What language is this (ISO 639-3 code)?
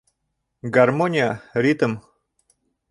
bak